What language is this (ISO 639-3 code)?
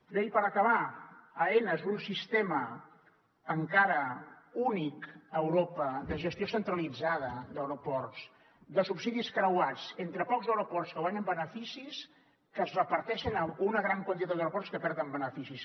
cat